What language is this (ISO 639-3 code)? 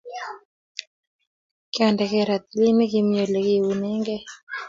kln